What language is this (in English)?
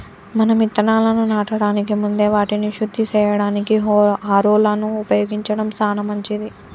Telugu